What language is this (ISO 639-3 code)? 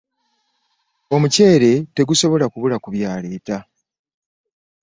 lug